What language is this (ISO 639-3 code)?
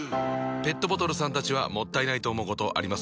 jpn